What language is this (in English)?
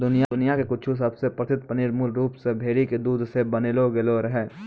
Maithili